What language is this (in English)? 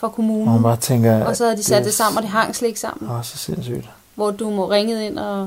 Danish